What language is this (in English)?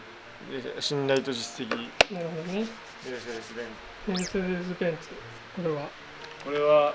Japanese